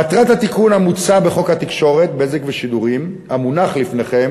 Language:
Hebrew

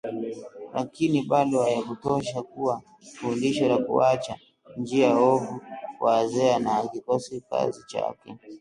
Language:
Swahili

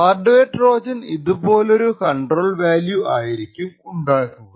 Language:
Malayalam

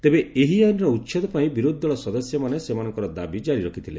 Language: Odia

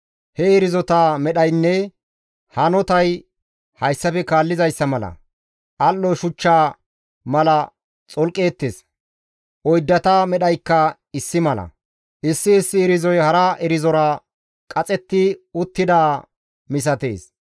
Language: Gamo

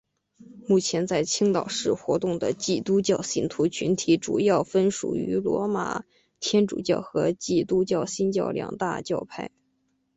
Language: Chinese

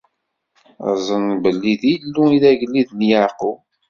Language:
Kabyle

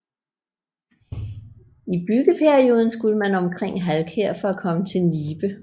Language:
Danish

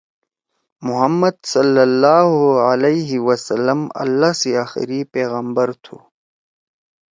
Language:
Torwali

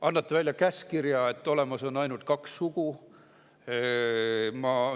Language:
Estonian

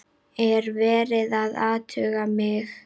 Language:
Icelandic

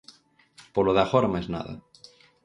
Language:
Galician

